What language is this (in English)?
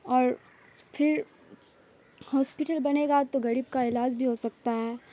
Urdu